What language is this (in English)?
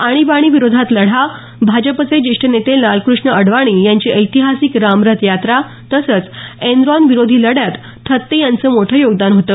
Marathi